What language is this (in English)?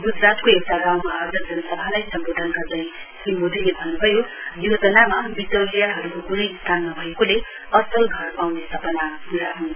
Nepali